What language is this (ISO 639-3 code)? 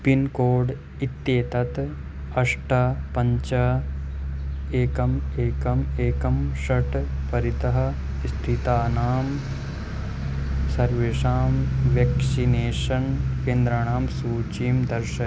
san